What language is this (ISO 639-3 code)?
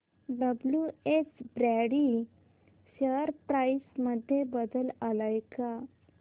mar